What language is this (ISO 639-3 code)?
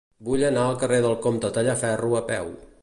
cat